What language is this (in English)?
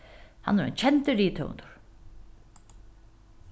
Faroese